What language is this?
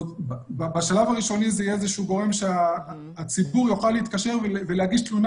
Hebrew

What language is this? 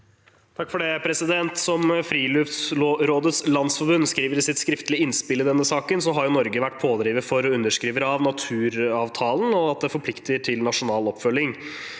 Norwegian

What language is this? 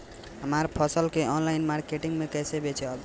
Bhojpuri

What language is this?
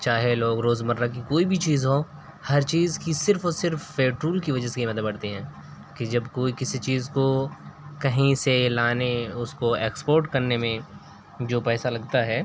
Urdu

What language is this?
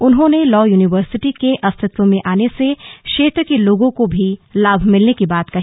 Hindi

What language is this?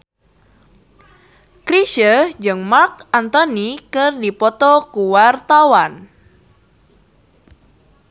Sundanese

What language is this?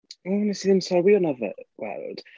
Welsh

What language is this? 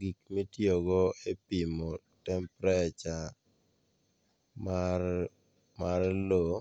Luo (Kenya and Tanzania)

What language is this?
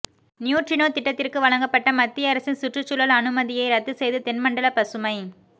Tamil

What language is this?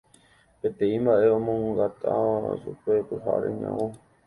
Guarani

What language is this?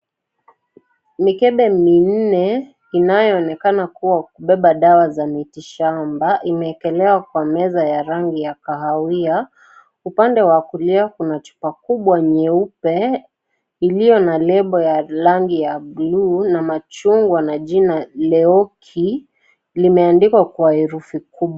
Swahili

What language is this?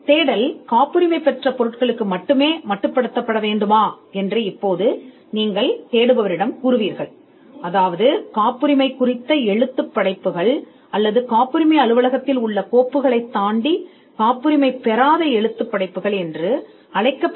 Tamil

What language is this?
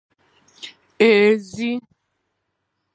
Igbo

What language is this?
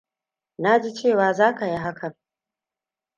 Hausa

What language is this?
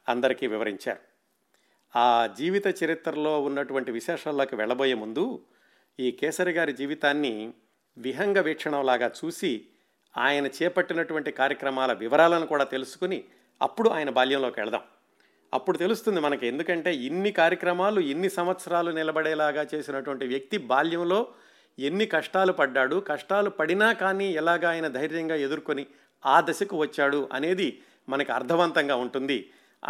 Telugu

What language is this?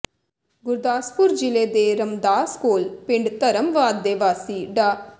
Punjabi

